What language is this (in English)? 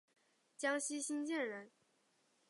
Chinese